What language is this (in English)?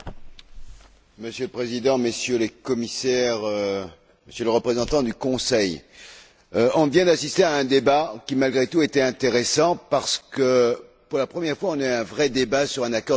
French